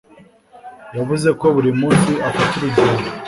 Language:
Kinyarwanda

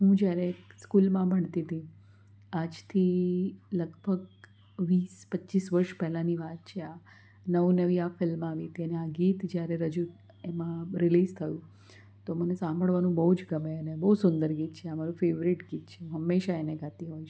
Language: Gujarati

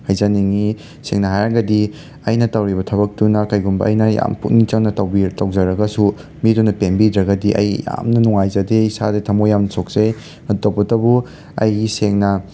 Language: Manipuri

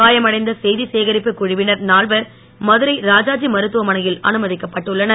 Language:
Tamil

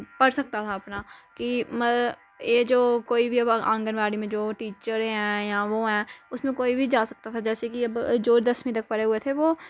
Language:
Dogri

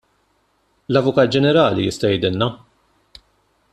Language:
Maltese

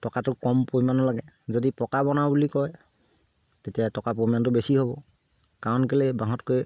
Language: Assamese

